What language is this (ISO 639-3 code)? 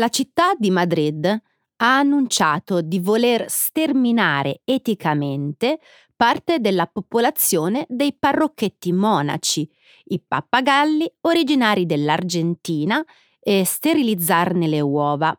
ita